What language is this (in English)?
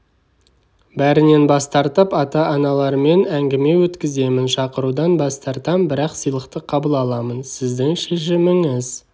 Kazakh